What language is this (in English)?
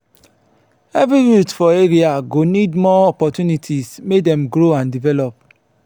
Nigerian Pidgin